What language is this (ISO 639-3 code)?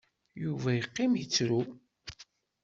kab